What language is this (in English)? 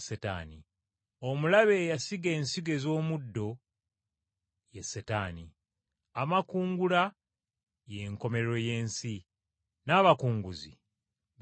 Ganda